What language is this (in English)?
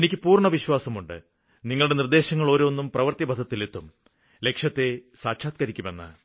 Malayalam